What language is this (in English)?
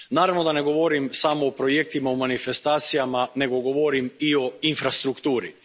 Croatian